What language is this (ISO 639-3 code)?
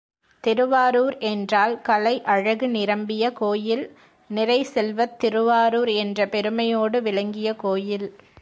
tam